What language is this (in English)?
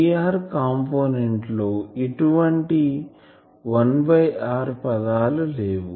Telugu